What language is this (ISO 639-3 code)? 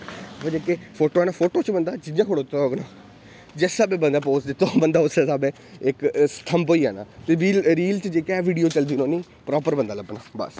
doi